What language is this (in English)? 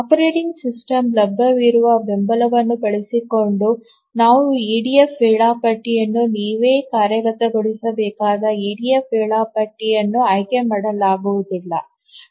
Kannada